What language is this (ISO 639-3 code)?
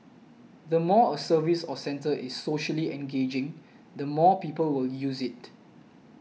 eng